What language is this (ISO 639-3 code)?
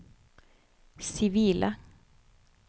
nor